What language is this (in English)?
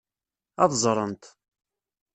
Kabyle